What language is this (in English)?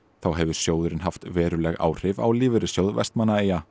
Icelandic